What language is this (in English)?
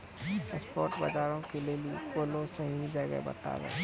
Maithili